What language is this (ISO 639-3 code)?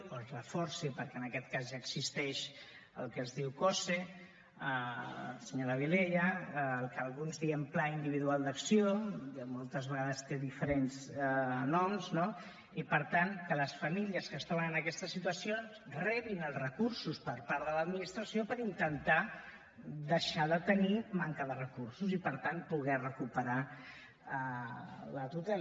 cat